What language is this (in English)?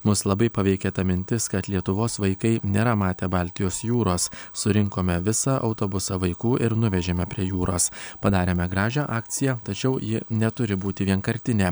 Lithuanian